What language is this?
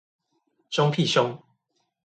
Chinese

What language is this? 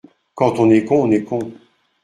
French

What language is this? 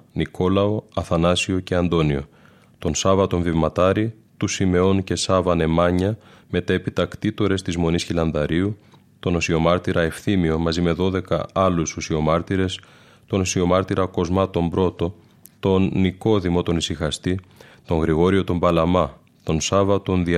Greek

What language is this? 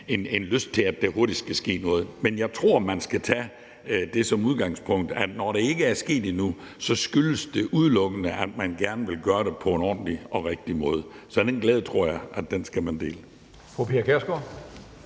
Danish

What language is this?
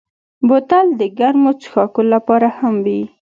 Pashto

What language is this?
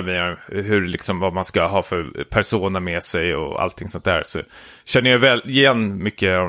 Swedish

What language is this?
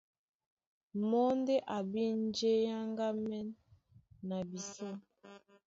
Duala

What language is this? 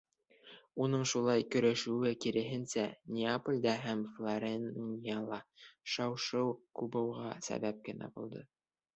Bashkir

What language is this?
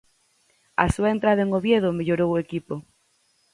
Galician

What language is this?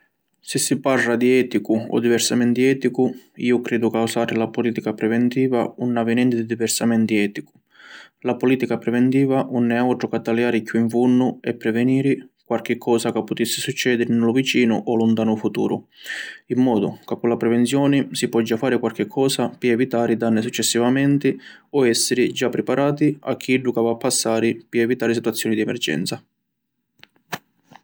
Sicilian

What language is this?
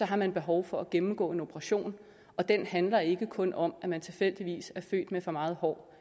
Danish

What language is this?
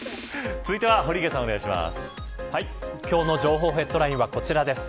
Japanese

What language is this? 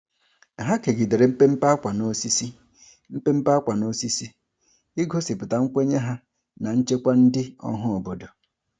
Igbo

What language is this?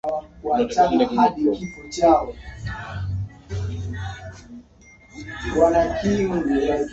Swahili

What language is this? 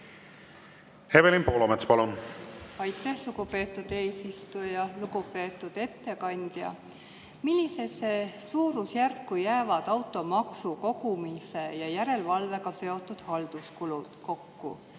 Estonian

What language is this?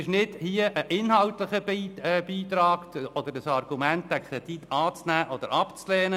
Swiss German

